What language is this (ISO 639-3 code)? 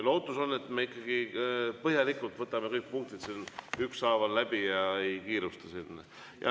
est